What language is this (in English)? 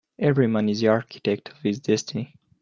English